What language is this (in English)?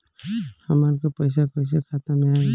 Bhojpuri